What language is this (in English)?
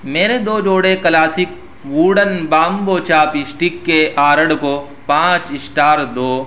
Urdu